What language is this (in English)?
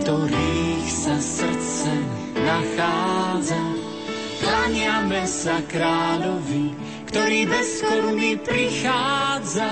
Slovak